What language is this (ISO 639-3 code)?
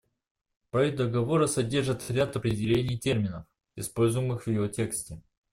rus